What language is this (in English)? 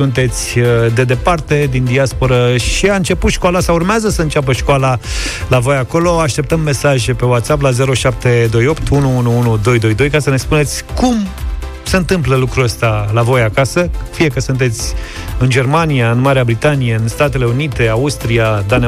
Romanian